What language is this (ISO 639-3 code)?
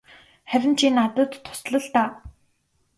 mon